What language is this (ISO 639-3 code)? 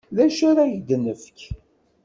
kab